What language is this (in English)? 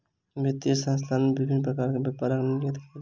Maithili